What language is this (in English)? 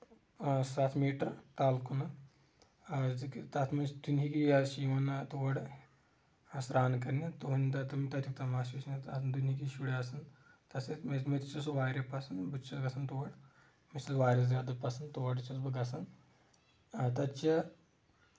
Kashmiri